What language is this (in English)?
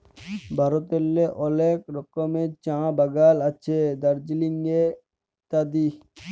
Bangla